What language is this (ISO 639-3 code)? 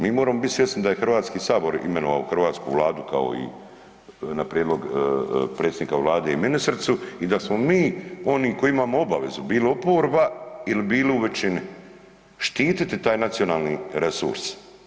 hrv